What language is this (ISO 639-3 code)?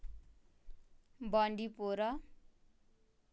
kas